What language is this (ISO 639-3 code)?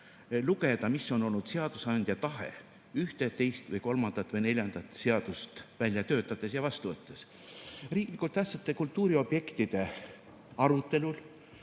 est